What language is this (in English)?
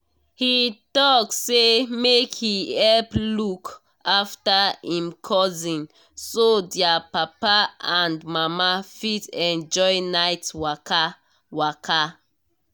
Nigerian Pidgin